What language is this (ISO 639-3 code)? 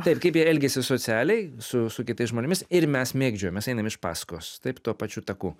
lit